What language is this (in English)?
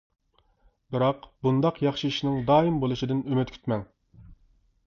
Uyghur